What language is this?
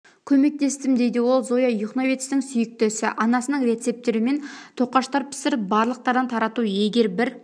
Kazakh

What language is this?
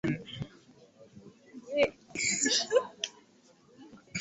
Swahili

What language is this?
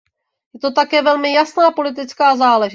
Czech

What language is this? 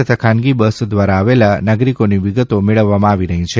Gujarati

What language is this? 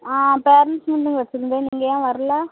Tamil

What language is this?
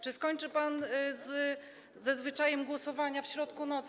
Polish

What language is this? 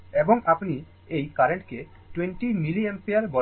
Bangla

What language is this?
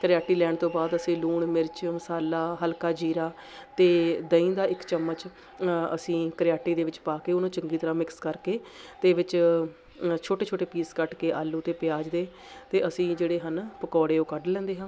Punjabi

